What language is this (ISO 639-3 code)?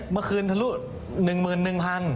tha